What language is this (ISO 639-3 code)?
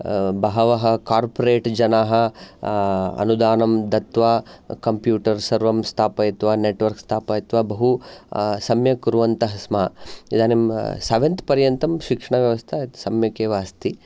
san